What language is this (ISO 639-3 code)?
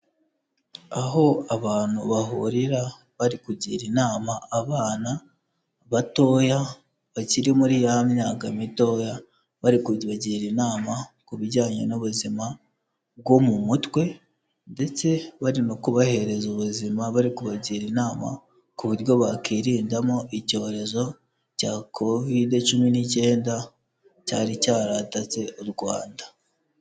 kin